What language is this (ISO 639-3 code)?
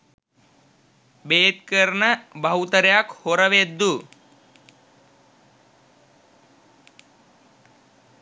sin